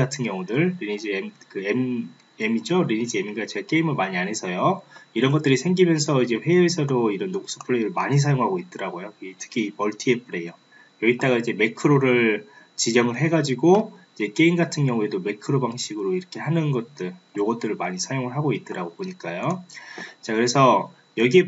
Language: Korean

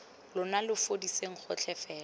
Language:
Tswana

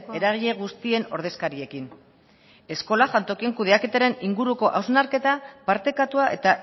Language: Basque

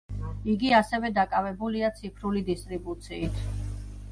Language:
Georgian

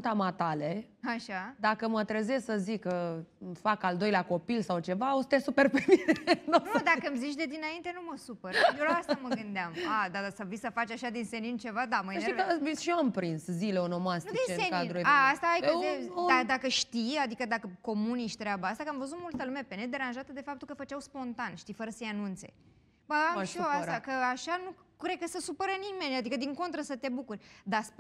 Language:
Romanian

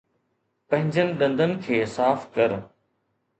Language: Sindhi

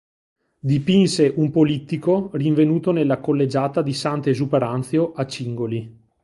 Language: Italian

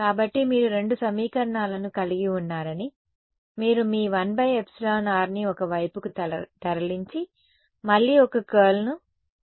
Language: Telugu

